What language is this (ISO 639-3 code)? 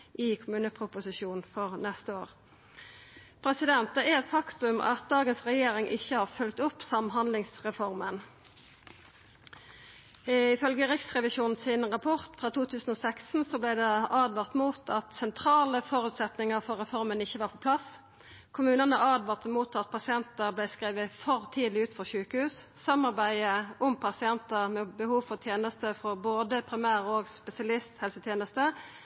nno